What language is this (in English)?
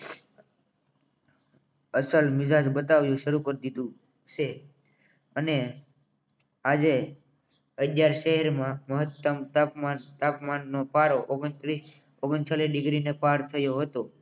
Gujarati